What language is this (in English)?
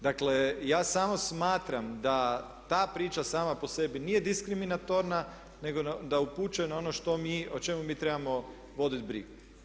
Croatian